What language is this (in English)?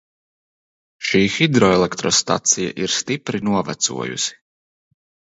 Latvian